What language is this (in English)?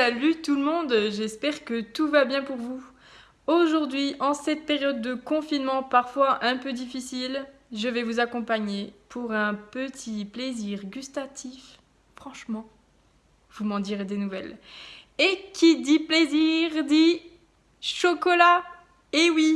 French